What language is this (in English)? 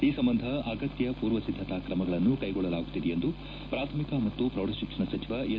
Kannada